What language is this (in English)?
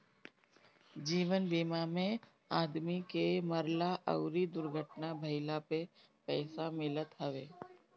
Bhojpuri